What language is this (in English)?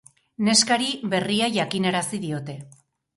Basque